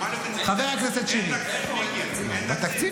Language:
Hebrew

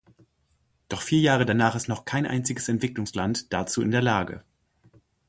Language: German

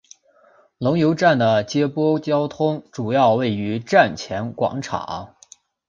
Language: Chinese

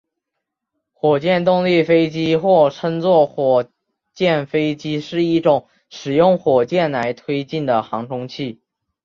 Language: Chinese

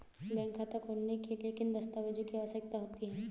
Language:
Hindi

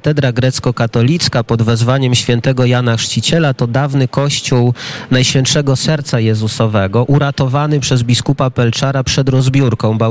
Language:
Polish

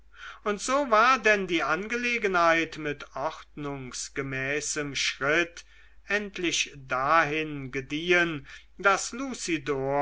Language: German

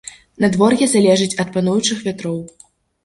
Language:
Belarusian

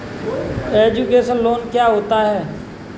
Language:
Hindi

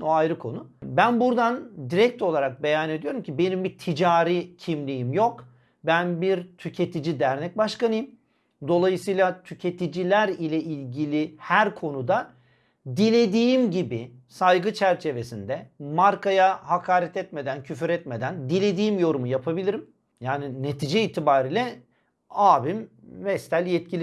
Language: Turkish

